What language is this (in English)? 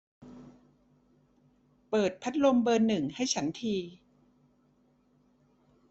Thai